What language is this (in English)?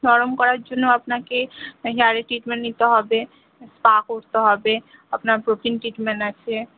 Bangla